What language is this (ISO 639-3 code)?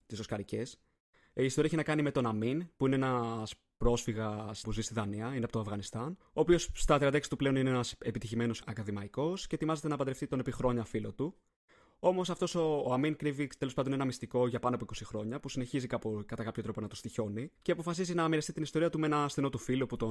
ell